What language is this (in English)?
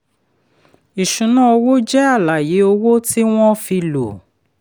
Yoruba